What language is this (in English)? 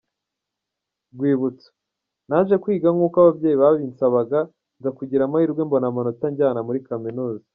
Kinyarwanda